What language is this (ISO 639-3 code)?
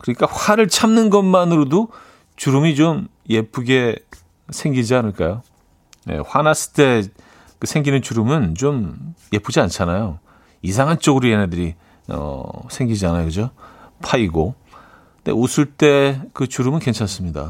kor